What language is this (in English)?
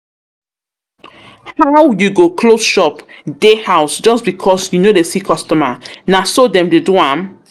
Nigerian Pidgin